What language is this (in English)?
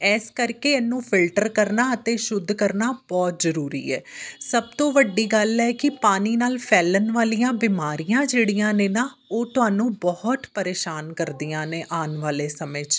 Punjabi